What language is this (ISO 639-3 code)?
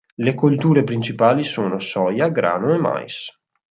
ita